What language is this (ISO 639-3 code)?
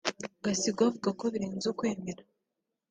kin